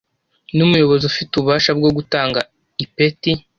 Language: Kinyarwanda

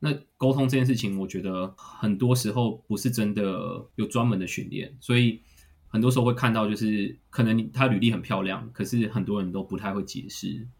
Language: Chinese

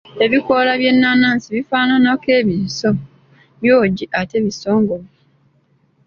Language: Ganda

